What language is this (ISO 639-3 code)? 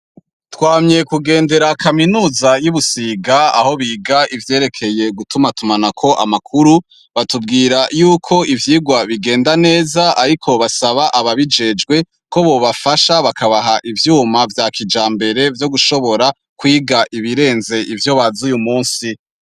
run